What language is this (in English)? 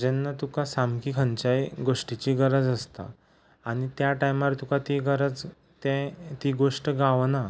Konkani